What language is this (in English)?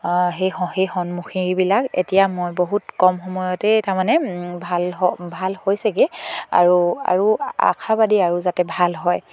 Assamese